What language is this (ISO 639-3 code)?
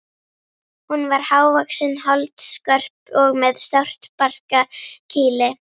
isl